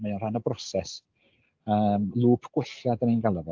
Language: Welsh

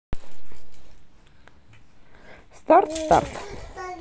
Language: Russian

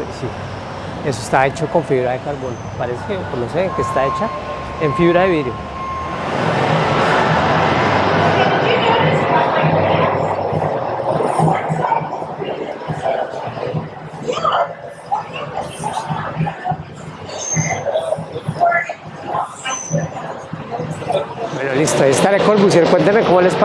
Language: Spanish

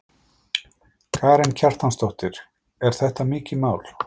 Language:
Icelandic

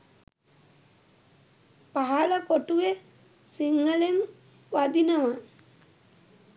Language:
Sinhala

